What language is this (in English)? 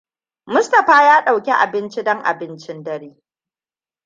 Hausa